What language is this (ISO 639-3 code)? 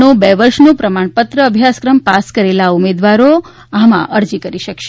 guj